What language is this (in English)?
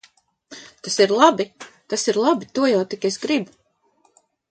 Latvian